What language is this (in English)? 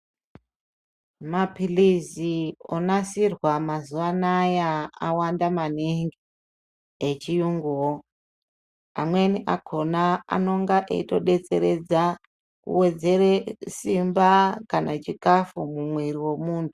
Ndau